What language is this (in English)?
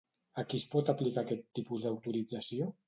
Catalan